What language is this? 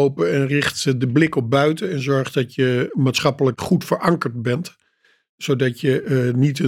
Dutch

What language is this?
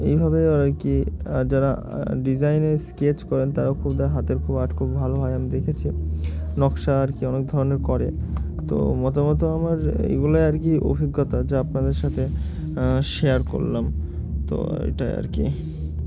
Bangla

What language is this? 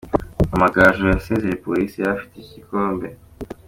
Kinyarwanda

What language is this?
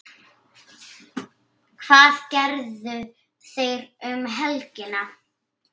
Icelandic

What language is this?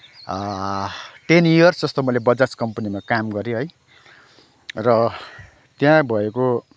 Nepali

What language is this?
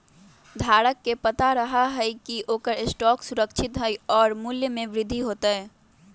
Magahi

